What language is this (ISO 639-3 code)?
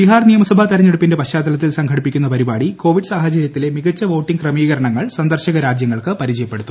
mal